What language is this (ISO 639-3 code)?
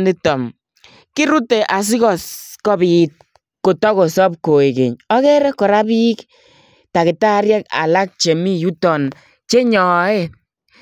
kln